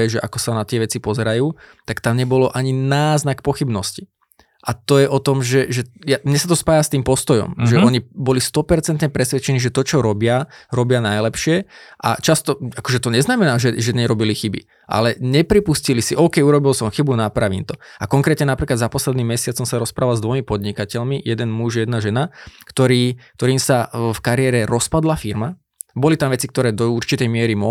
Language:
Slovak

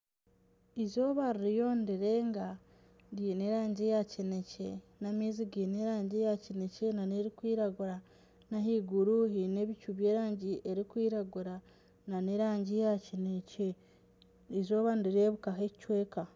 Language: Nyankole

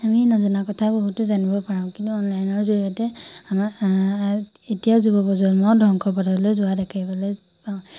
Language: Assamese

